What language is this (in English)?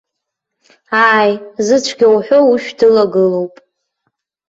Abkhazian